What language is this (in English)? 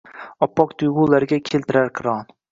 Uzbek